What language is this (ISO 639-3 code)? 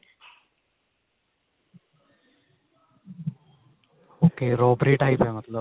pan